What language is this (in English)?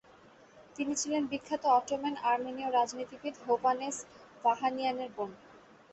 Bangla